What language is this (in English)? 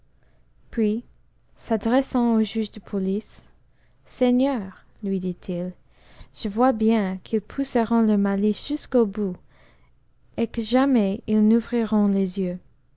French